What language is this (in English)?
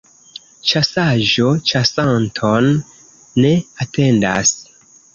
Esperanto